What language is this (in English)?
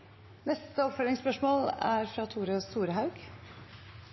Norwegian Nynorsk